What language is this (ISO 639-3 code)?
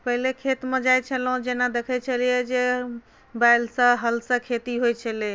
mai